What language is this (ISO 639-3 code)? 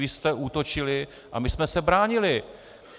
ces